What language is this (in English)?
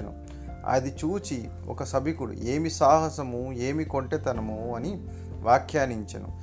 Telugu